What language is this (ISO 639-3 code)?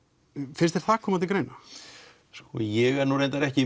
isl